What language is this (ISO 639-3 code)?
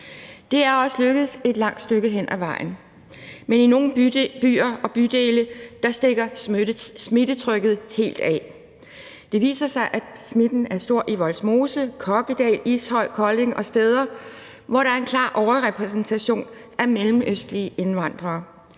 dan